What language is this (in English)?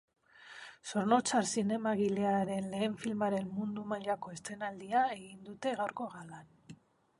Basque